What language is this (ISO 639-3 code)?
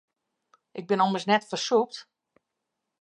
fry